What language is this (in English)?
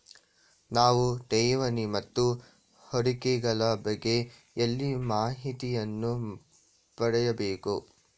Kannada